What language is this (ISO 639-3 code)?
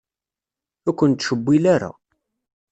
kab